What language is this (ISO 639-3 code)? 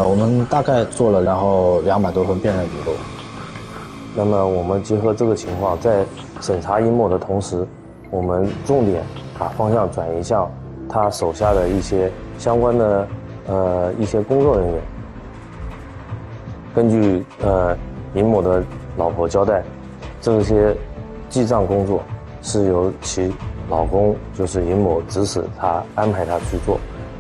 zho